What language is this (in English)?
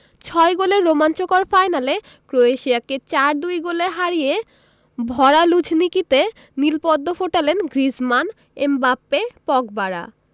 Bangla